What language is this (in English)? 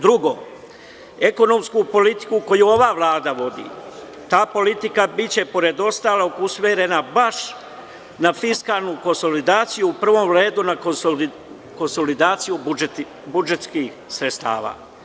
Serbian